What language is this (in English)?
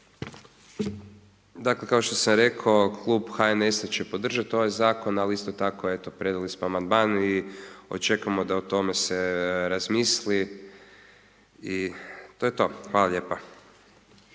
Croatian